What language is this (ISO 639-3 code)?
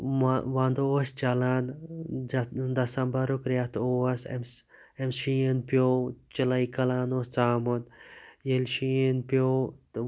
kas